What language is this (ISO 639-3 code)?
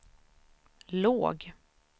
swe